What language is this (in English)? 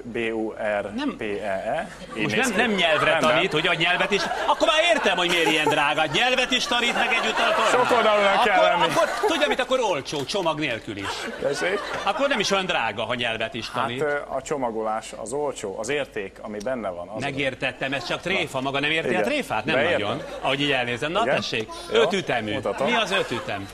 Hungarian